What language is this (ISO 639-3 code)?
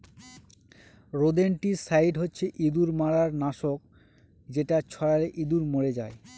ben